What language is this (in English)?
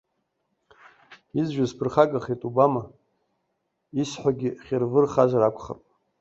Abkhazian